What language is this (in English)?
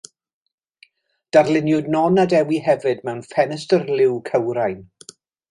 Welsh